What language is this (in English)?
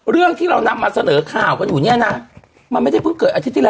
Thai